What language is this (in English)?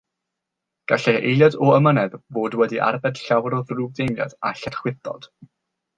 Welsh